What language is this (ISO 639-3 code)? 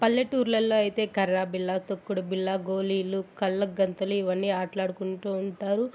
tel